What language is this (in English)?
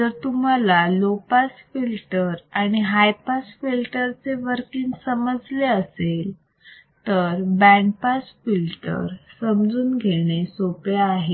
Marathi